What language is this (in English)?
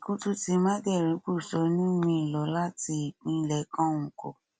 Yoruba